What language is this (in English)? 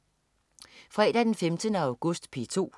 Danish